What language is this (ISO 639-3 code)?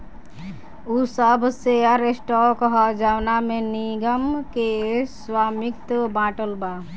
bho